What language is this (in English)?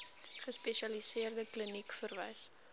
Afrikaans